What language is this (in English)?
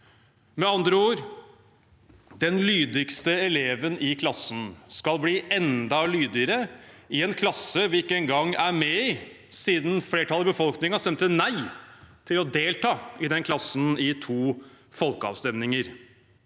Norwegian